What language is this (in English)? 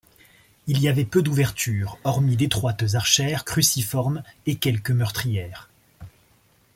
French